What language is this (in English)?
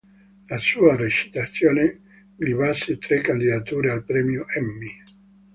Italian